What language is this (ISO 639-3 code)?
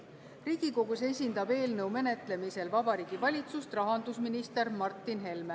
est